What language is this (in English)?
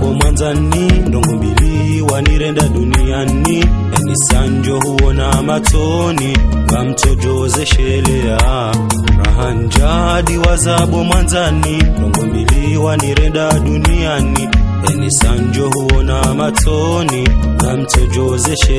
Romanian